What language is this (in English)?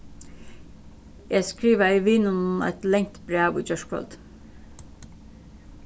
Faroese